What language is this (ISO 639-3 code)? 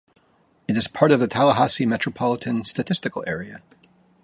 eng